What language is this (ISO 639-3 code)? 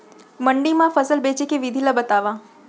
hne